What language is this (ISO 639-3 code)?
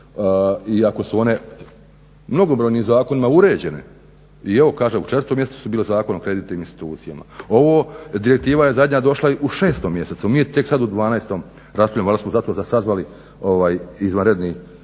hrv